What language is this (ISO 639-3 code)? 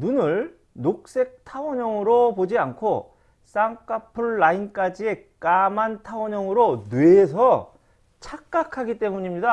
kor